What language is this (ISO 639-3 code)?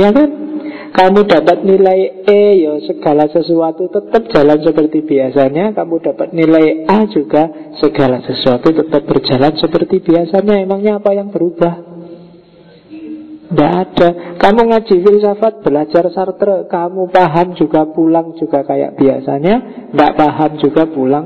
ind